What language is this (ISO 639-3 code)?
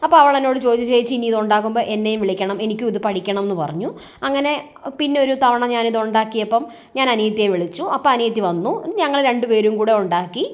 mal